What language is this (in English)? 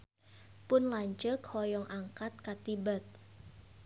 Sundanese